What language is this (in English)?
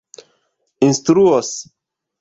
Esperanto